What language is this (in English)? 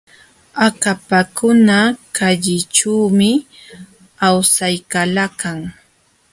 Jauja Wanca Quechua